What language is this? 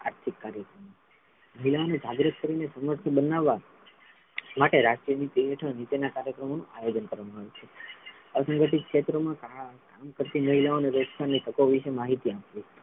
Gujarati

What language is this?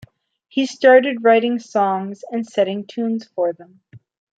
English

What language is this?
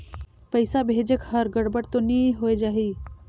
Chhattisgarhi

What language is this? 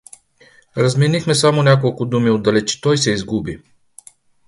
Bulgarian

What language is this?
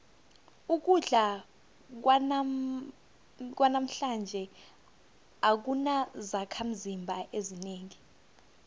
South Ndebele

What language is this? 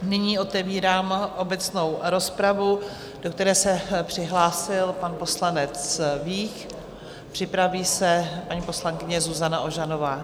Czech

